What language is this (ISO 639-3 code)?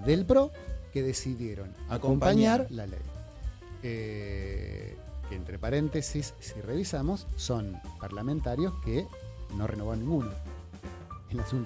spa